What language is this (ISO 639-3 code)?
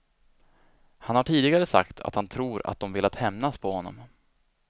swe